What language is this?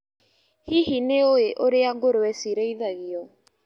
Kikuyu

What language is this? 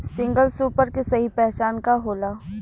Bhojpuri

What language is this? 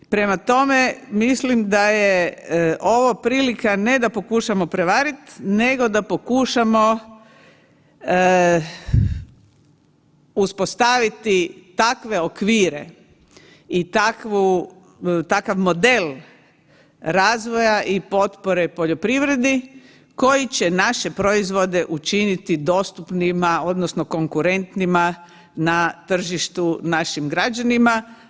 Croatian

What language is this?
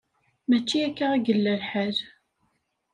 Kabyle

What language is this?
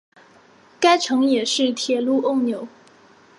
Chinese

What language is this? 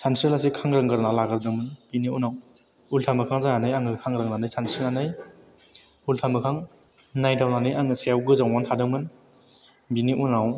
Bodo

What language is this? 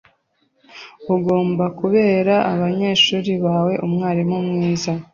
Kinyarwanda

